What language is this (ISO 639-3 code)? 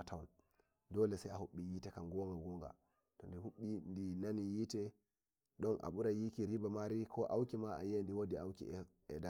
fuv